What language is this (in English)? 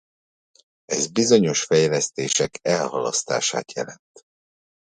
Hungarian